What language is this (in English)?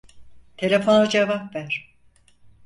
Turkish